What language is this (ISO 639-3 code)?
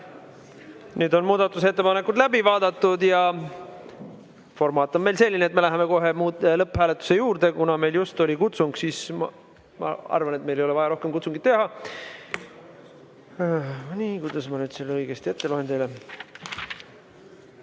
est